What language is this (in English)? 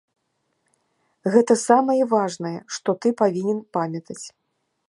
Belarusian